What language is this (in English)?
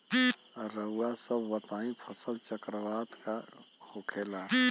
Bhojpuri